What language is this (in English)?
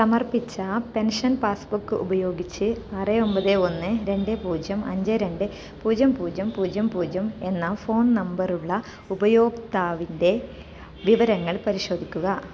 Malayalam